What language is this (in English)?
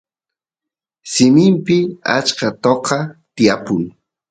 Santiago del Estero Quichua